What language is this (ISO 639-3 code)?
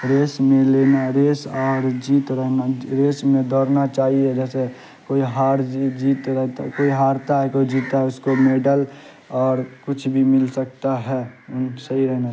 urd